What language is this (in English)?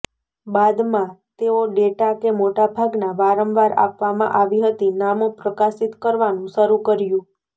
Gujarati